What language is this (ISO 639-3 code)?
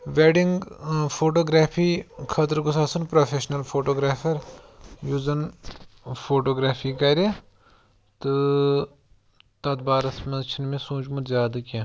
kas